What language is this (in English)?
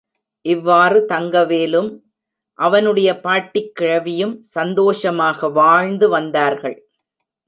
Tamil